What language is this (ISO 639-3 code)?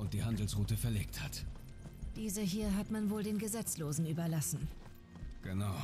deu